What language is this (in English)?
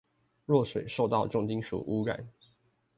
Chinese